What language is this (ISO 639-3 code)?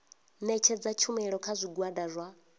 ven